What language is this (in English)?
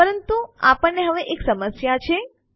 Gujarati